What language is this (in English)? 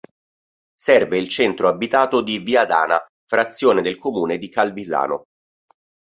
Italian